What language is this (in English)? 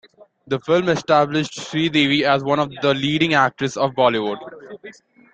English